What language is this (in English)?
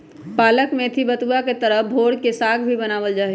Magahi